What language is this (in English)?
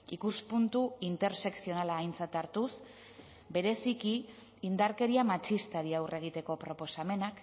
Basque